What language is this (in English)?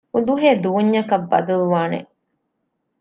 Divehi